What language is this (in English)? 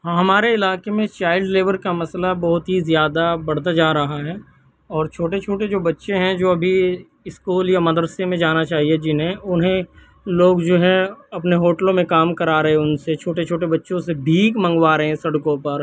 Urdu